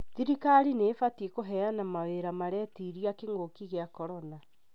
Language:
Kikuyu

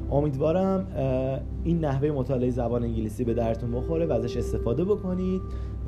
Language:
Persian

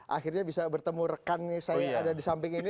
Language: Indonesian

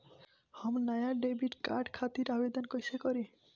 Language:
Bhojpuri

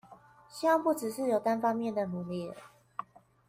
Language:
Chinese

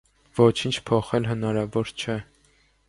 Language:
Armenian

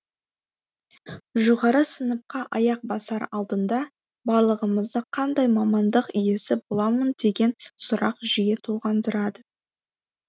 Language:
Kazakh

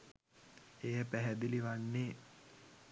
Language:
Sinhala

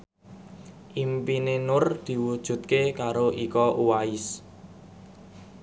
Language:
Javanese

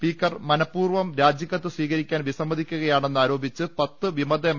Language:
Malayalam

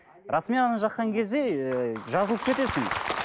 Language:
Kazakh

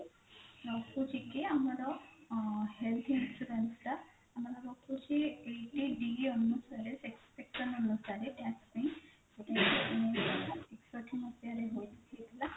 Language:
Odia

